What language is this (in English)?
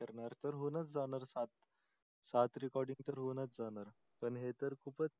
Marathi